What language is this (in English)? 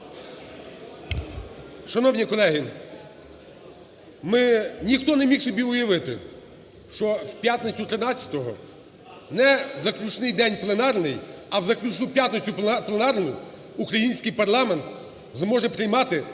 Ukrainian